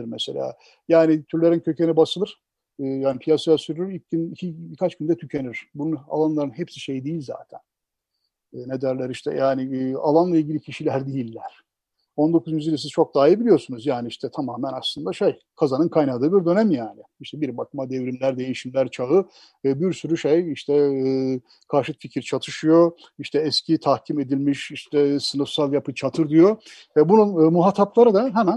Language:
Turkish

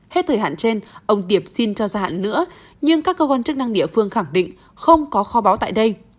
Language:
Vietnamese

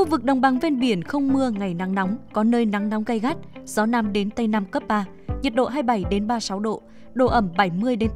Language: Vietnamese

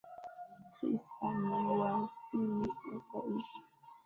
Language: Swahili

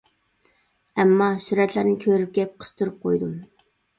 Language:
Uyghur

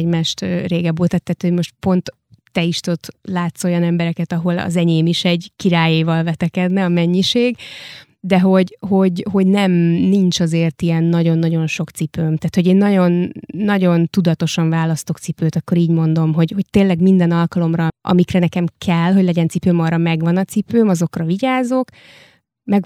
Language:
Hungarian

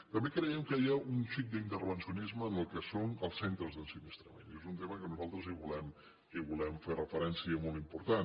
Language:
Catalan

